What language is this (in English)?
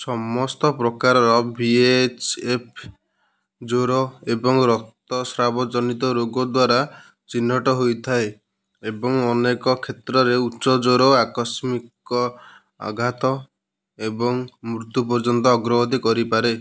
Odia